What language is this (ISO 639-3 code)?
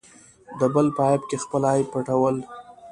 pus